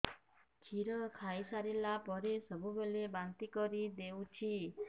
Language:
Odia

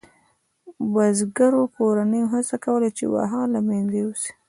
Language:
Pashto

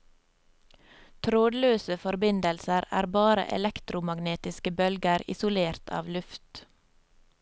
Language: Norwegian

